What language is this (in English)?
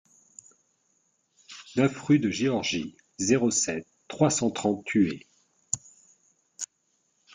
French